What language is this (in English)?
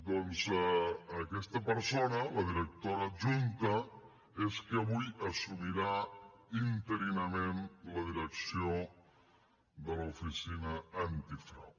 Catalan